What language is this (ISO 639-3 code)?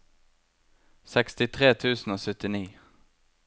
nor